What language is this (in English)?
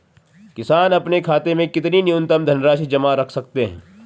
Hindi